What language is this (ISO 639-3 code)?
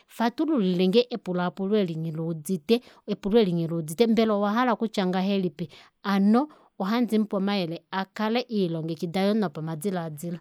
kua